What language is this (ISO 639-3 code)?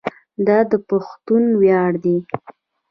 pus